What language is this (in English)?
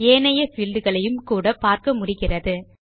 Tamil